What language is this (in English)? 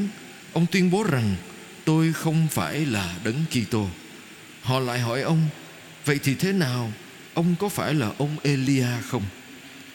Vietnamese